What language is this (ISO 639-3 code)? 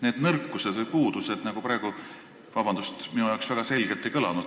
est